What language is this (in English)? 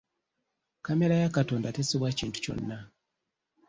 Ganda